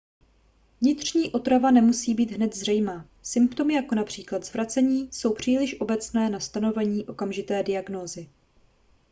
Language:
Czech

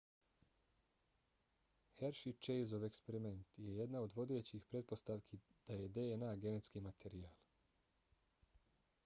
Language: Bosnian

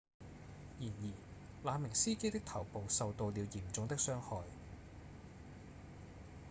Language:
Cantonese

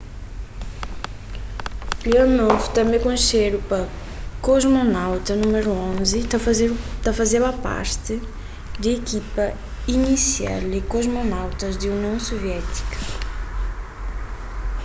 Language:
Kabuverdianu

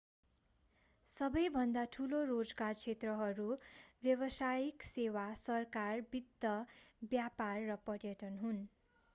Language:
Nepali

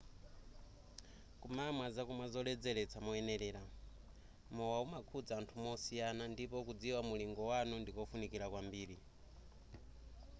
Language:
Nyanja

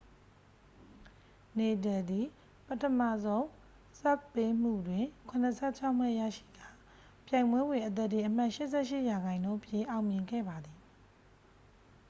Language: Burmese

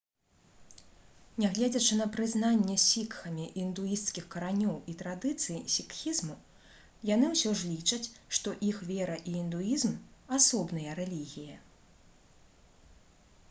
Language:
Belarusian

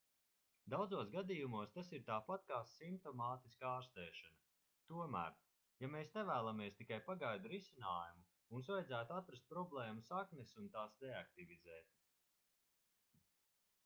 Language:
Latvian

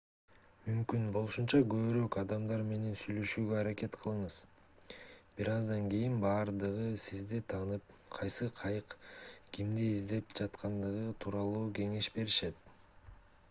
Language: Kyrgyz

